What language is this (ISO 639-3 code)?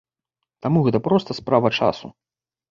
bel